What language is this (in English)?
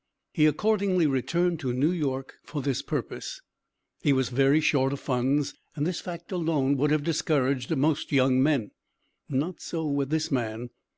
English